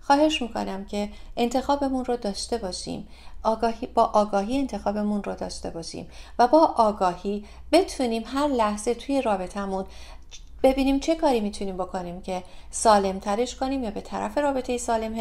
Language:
Persian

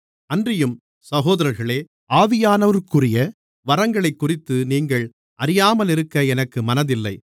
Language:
Tamil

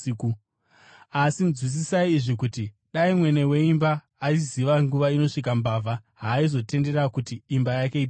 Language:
Shona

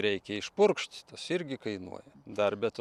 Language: Lithuanian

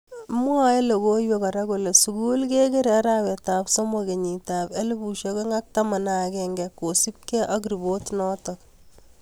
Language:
Kalenjin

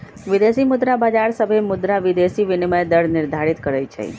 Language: Magahi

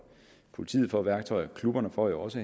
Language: Danish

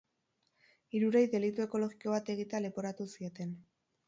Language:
Basque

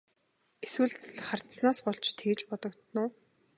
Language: Mongolian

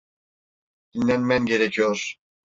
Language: Turkish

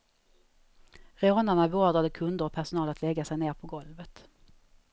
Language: Swedish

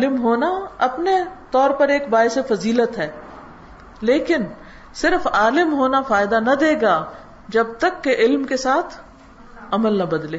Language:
Urdu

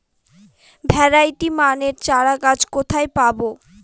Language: Bangla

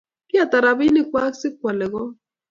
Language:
Kalenjin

